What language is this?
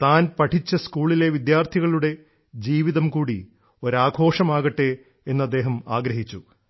Malayalam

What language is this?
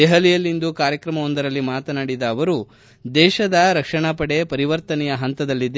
Kannada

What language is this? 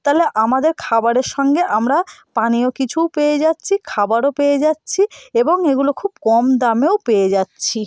Bangla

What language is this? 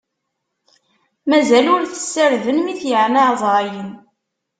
Kabyle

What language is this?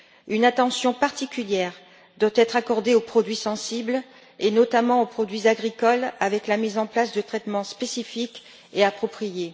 French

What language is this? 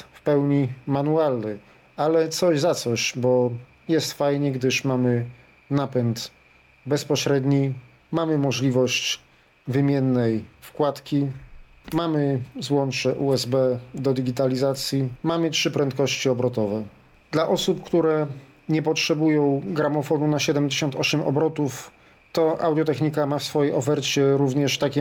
Polish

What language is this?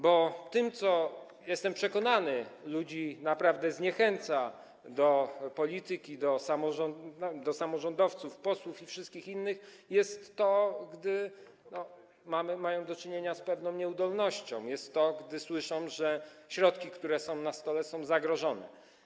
Polish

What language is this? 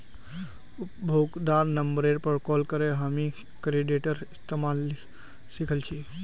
Magahi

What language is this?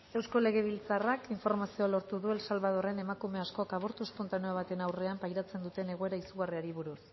Basque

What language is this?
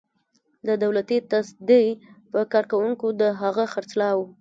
Pashto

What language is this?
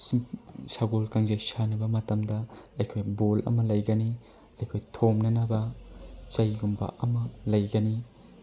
Manipuri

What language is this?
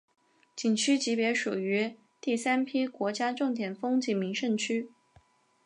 Chinese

